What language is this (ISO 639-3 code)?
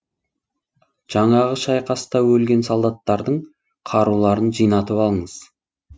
kaz